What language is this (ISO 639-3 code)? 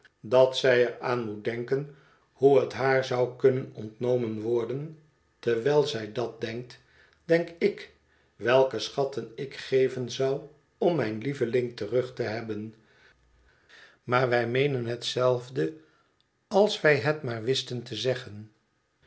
nld